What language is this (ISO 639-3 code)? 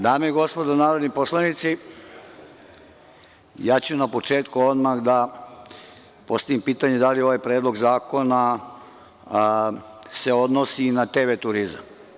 srp